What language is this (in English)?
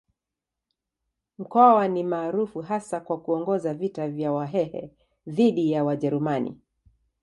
Swahili